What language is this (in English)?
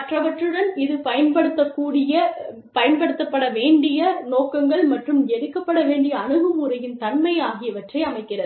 Tamil